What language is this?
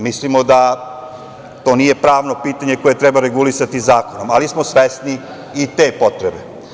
Serbian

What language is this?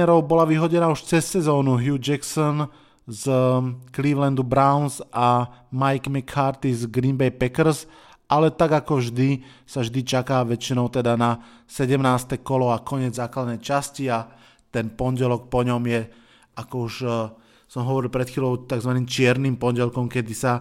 Slovak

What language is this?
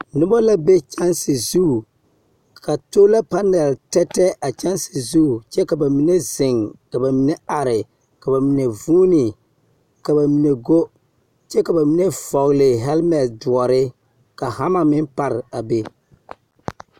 Southern Dagaare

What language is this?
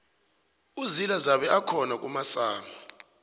South Ndebele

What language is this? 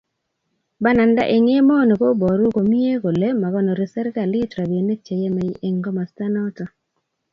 Kalenjin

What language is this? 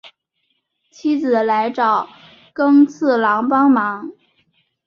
Chinese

